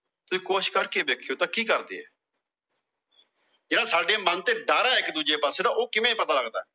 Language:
Punjabi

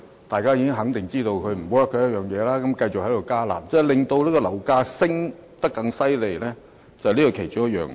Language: Cantonese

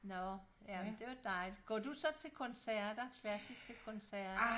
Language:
Danish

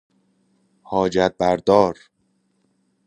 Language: Persian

